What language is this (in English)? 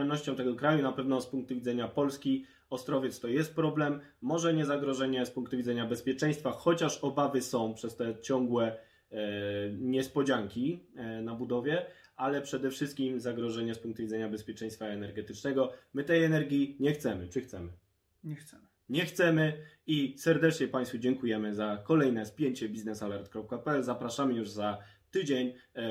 Polish